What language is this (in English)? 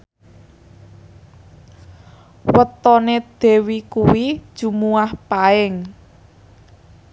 Javanese